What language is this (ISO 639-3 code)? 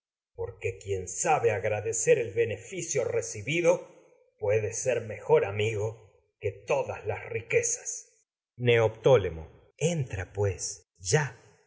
spa